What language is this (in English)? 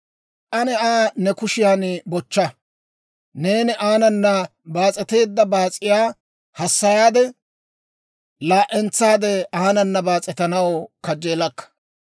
Dawro